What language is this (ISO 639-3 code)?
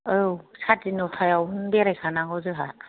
brx